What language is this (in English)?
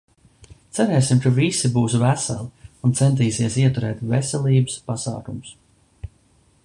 Latvian